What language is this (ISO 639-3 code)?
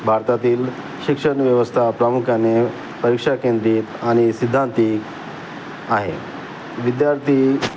mar